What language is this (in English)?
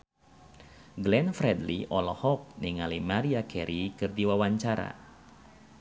Sundanese